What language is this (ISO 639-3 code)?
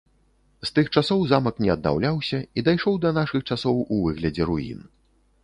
bel